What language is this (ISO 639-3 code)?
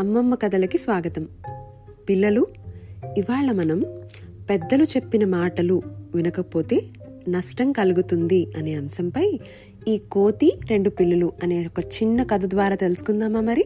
tel